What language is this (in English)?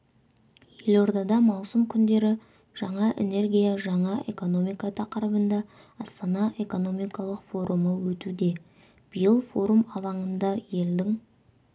Kazakh